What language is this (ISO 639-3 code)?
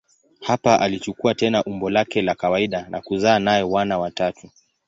swa